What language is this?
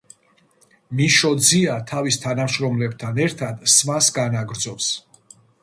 Georgian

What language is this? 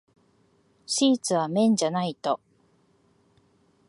Japanese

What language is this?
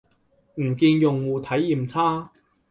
Cantonese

